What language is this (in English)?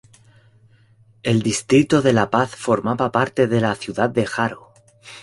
Spanish